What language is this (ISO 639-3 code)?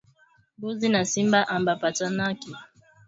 swa